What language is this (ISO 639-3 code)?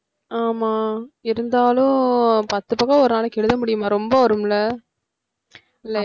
tam